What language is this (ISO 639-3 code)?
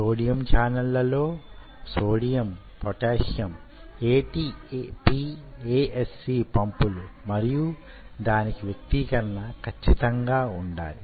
tel